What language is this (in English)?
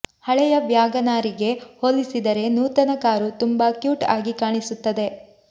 Kannada